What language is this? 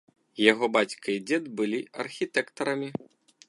Belarusian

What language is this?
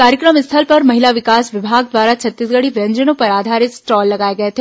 Hindi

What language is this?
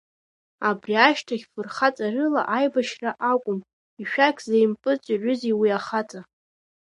Abkhazian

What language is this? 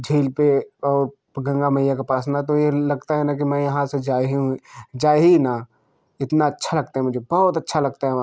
Hindi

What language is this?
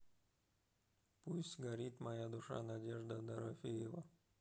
Russian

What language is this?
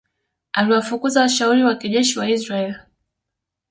Swahili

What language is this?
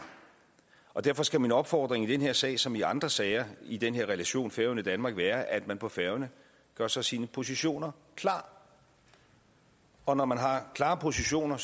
Danish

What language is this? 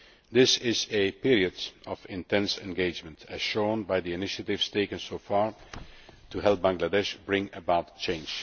English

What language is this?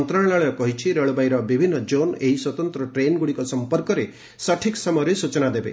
Odia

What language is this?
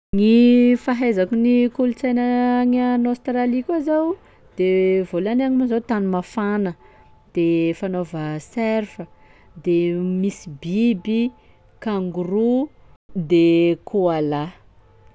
Sakalava Malagasy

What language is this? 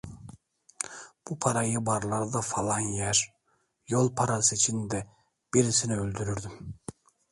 Turkish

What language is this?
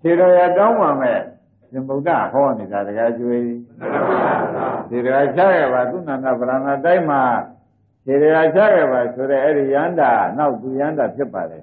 Arabic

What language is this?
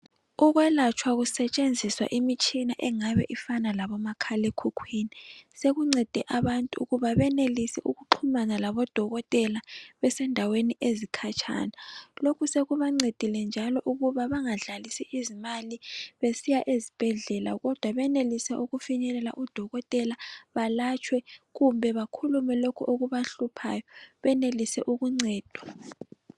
North Ndebele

